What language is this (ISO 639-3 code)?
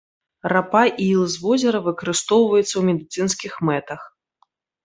bel